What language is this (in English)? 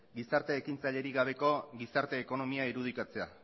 Basque